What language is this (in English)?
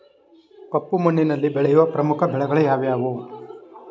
Kannada